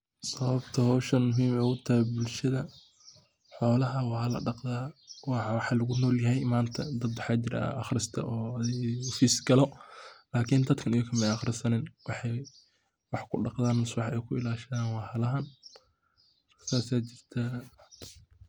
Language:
Somali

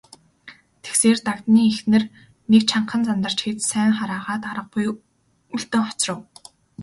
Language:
Mongolian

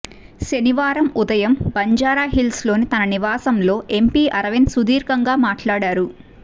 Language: Telugu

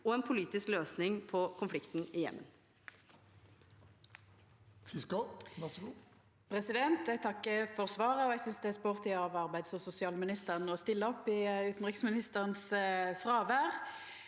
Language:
Norwegian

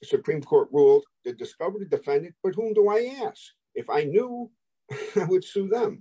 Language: English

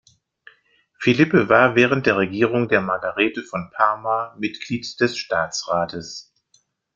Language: German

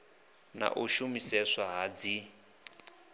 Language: Venda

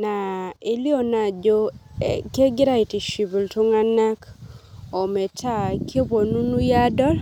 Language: Masai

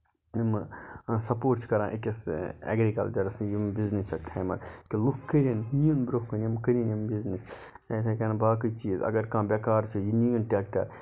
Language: Kashmiri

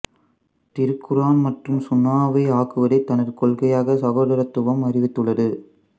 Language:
Tamil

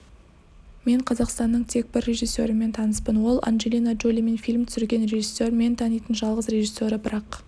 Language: Kazakh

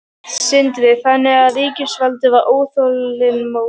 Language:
Icelandic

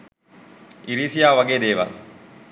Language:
Sinhala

